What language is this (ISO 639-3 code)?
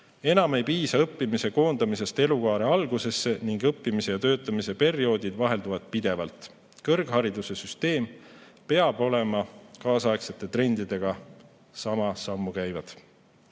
est